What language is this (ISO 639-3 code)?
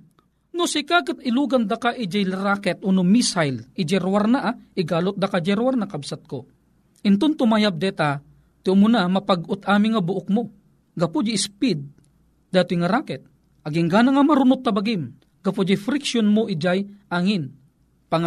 fil